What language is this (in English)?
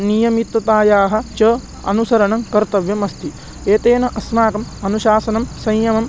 Sanskrit